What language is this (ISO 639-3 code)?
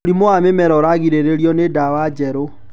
kik